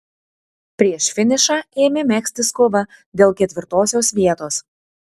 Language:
Lithuanian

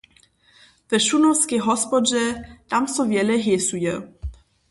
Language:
Upper Sorbian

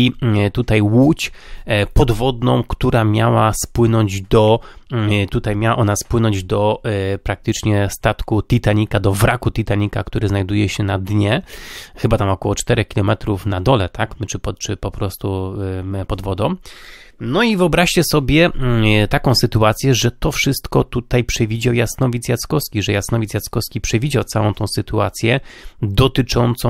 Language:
Polish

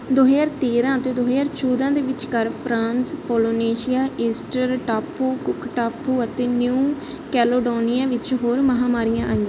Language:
Punjabi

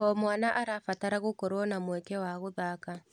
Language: Kikuyu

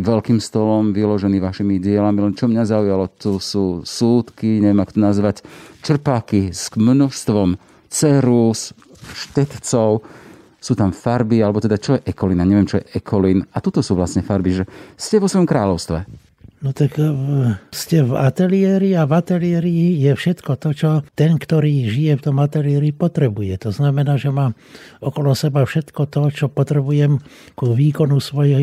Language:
Slovak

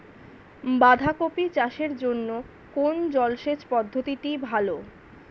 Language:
Bangla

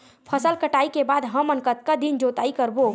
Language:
Chhattisgarhi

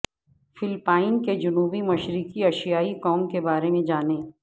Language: Urdu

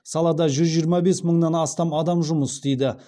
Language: Kazakh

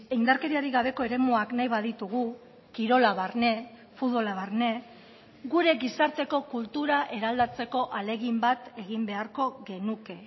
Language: Basque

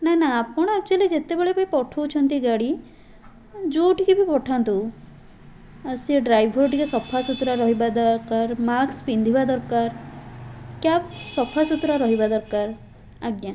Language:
Odia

